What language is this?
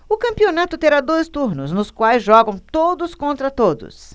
Portuguese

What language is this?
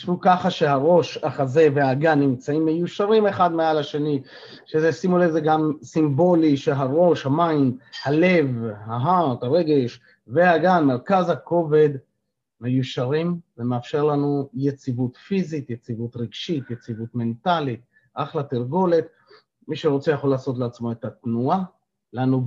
Hebrew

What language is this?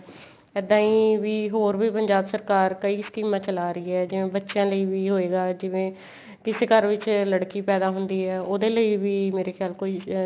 Punjabi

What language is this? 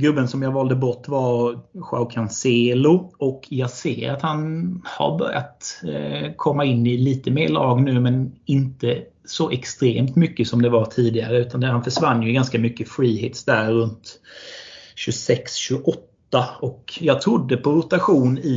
Swedish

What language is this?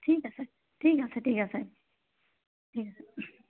Assamese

